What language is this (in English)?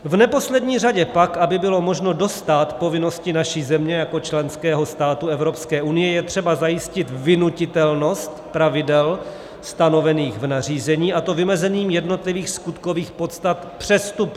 Czech